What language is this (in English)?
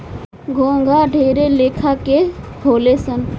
Bhojpuri